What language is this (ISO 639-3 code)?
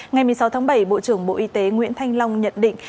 vie